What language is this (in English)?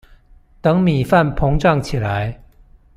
Chinese